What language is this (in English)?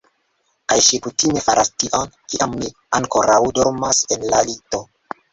Esperanto